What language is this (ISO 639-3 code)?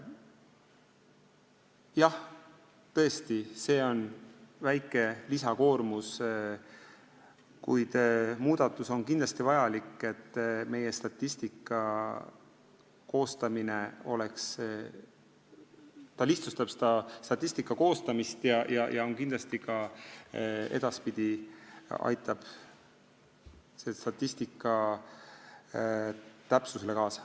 est